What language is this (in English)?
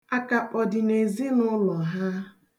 Igbo